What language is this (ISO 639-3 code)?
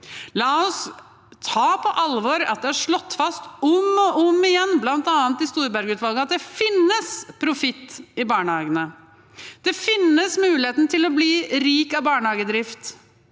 nor